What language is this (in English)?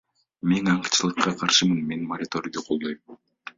Kyrgyz